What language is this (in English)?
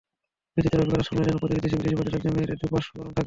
Bangla